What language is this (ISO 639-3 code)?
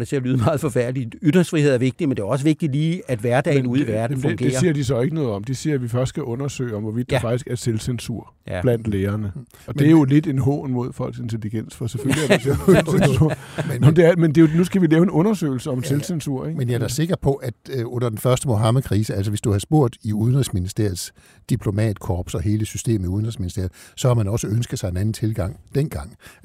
dan